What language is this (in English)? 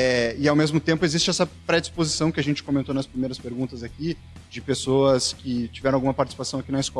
Portuguese